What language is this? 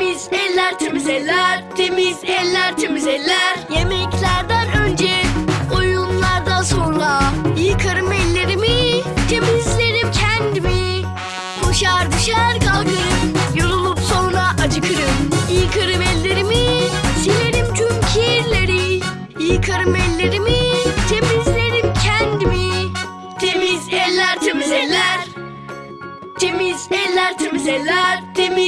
Turkish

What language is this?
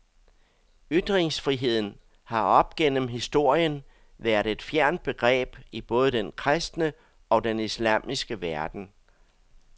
Danish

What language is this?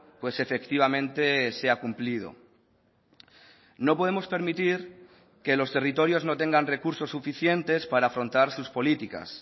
Spanish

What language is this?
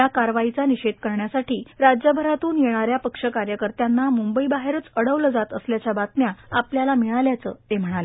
Marathi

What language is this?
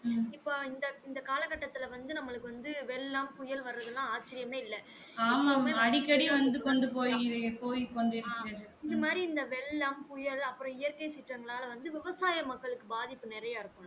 Tamil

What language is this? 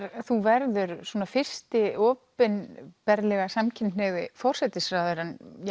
Icelandic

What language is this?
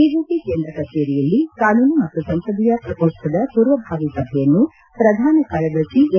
Kannada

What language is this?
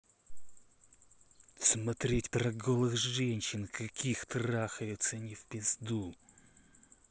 Russian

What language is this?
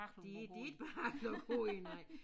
Danish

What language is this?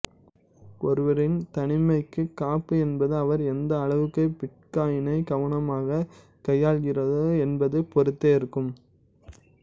Tamil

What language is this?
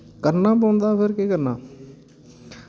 Dogri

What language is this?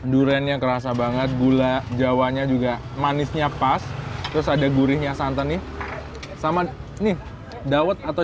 Indonesian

